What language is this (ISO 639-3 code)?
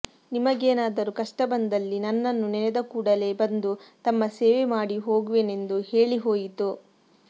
kan